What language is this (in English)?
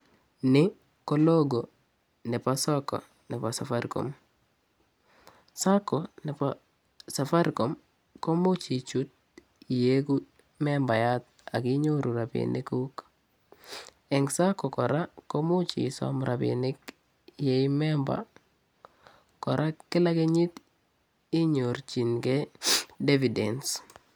Kalenjin